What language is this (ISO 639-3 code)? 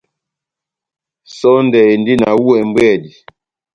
bnm